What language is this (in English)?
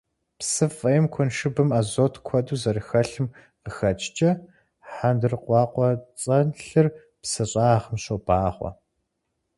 Kabardian